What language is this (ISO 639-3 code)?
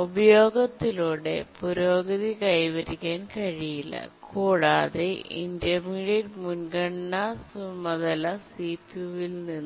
mal